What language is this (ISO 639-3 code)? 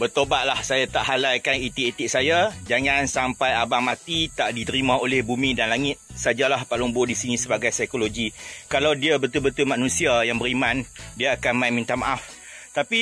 msa